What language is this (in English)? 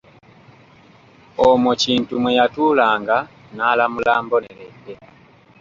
Ganda